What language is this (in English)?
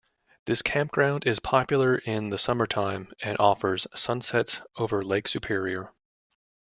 English